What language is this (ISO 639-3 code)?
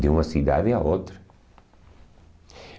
por